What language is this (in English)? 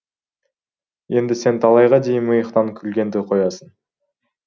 Kazakh